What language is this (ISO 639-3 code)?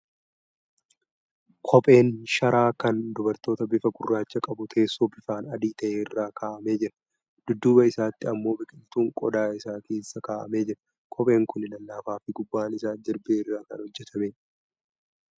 orm